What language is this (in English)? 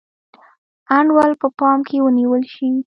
Pashto